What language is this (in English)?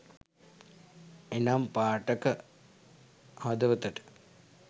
Sinhala